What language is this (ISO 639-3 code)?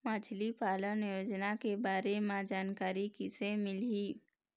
hne